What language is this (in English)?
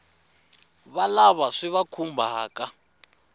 Tsonga